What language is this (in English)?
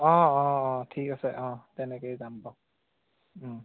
Assamese